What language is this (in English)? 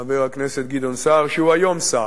Hebrew